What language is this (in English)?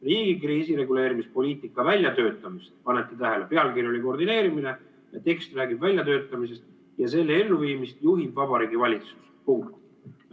Estonian